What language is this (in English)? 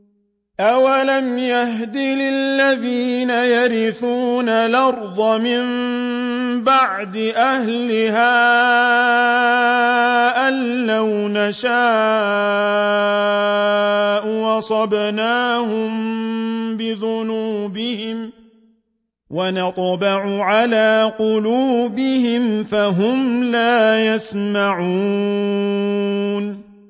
Arabic